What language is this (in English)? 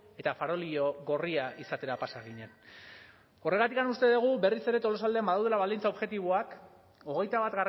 Basque